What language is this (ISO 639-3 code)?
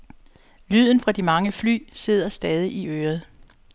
dan